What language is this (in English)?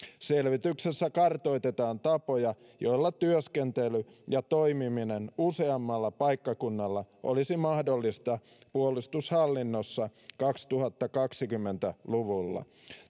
Finnish